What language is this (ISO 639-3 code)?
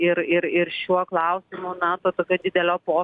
lit